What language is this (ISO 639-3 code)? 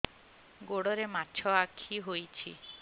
ori